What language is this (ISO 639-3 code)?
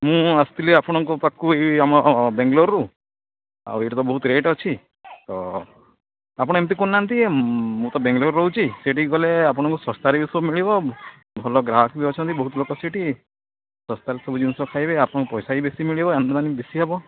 ori